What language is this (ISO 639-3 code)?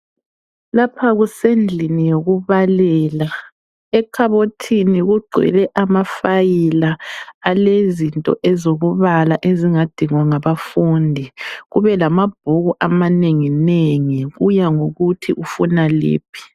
nde